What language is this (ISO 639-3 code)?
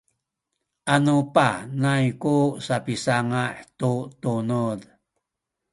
szy